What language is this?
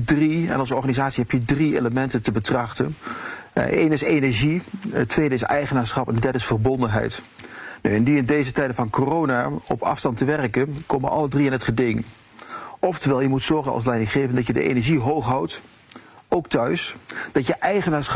Dutch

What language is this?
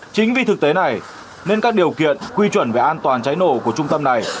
Vietnamese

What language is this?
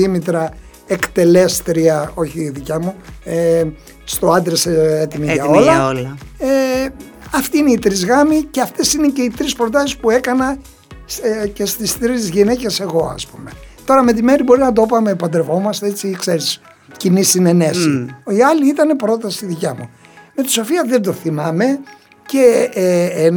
Greek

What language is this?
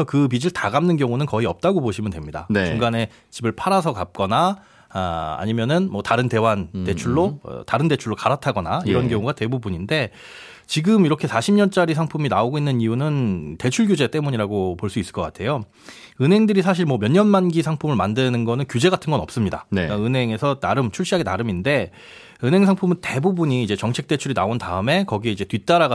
Korean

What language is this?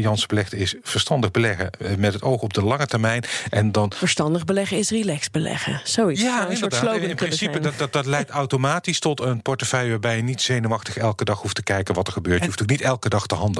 Dutch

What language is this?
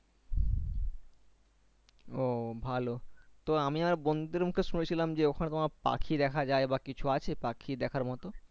Bangla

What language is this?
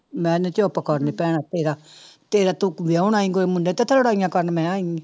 Punjabi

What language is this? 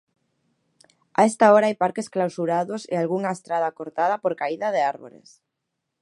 Galician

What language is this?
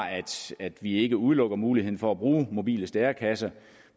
Danish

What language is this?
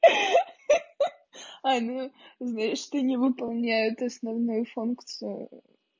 Russian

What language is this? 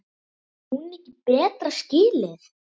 Icelandic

